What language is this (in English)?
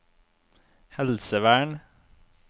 Norwegian